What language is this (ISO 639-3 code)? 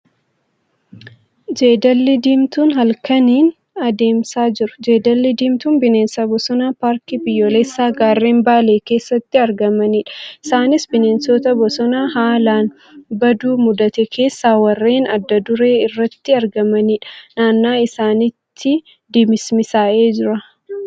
orm